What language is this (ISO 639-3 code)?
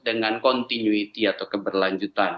ind